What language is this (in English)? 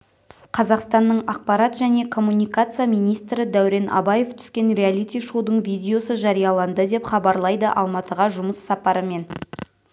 Kazakh